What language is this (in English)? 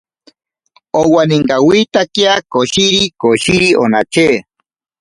Ashéninka Perené